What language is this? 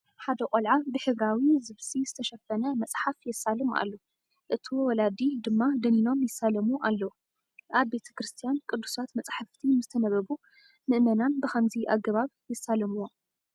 Tigrinya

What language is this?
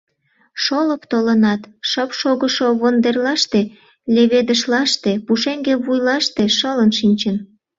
Mari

